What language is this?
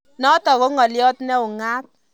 Kalenjin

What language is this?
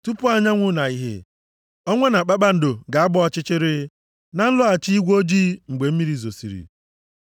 Igbo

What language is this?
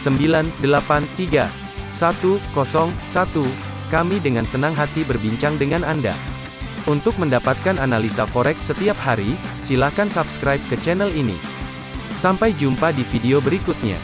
Indonesian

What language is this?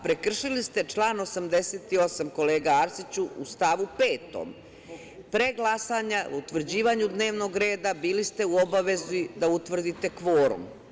Serbian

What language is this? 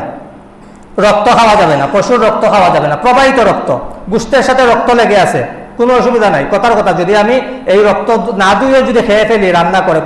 Indonesian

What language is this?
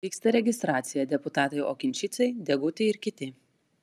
Lithuanian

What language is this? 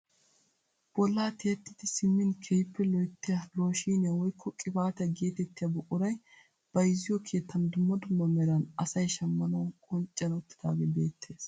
Wolaytta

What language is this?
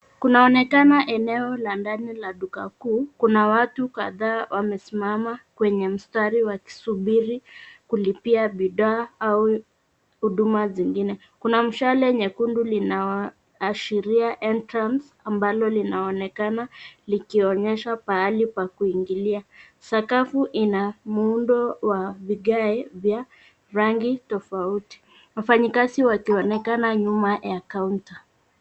Swahili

